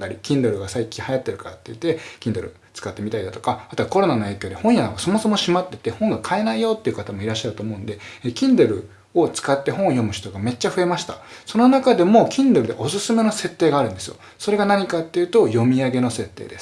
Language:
Japanese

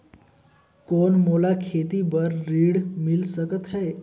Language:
Chhattisgarhi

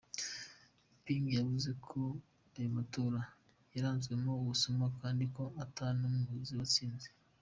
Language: Kinyarwanda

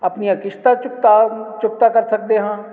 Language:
Punjabi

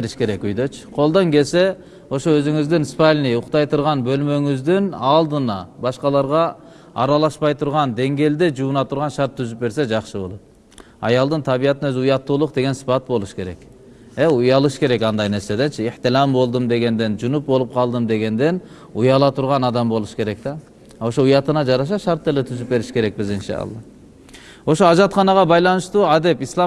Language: Turkish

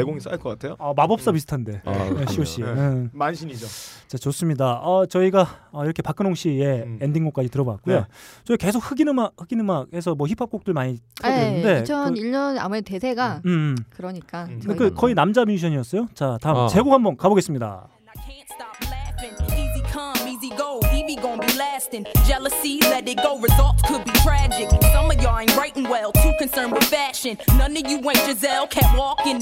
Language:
Korean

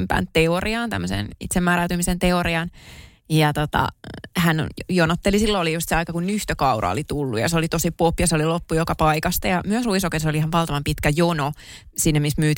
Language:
Finnish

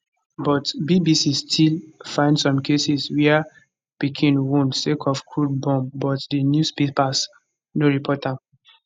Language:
Nigerian Pidgin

